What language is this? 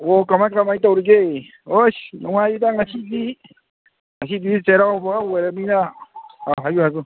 Manipuri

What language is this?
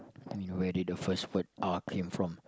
English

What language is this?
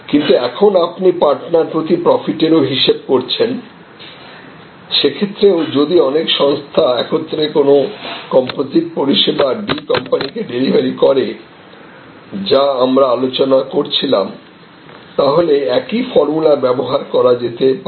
Bangla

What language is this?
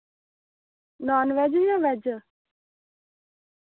Dogri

